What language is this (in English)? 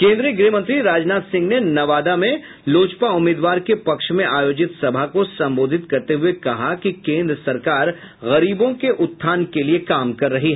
Hindi